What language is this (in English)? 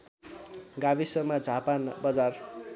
Nepali